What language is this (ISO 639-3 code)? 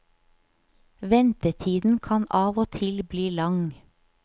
nor